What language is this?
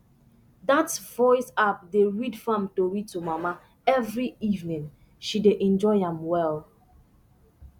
Nigerian Pidgin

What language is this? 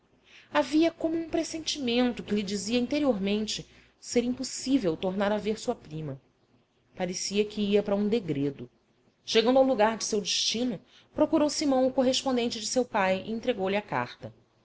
Portuguese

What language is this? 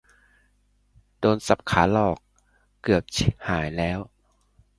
Thai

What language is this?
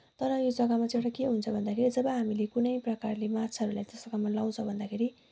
Nepali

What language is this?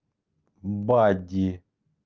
Russian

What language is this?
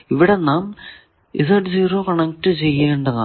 Malayalam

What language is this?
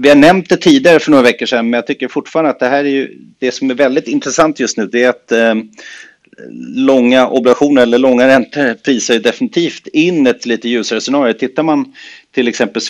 Swedish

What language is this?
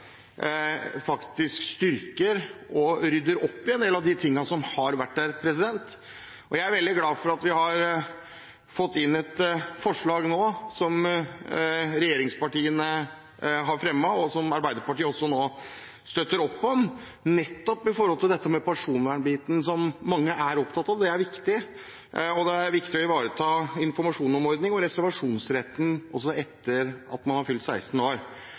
Norwegian Bokmål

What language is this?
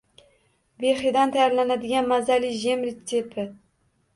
Uzbek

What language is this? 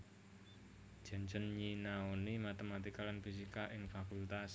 Javanese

